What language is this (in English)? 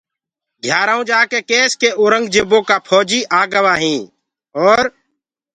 Gurgula